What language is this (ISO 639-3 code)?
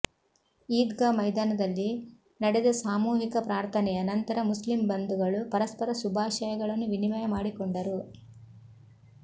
kan